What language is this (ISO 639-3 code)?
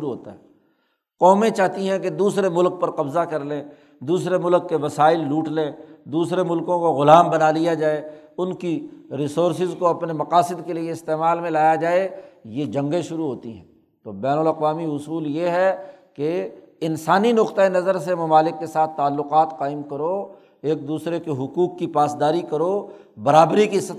urd